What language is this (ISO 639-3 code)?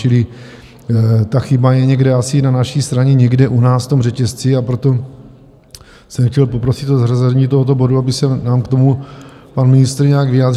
ces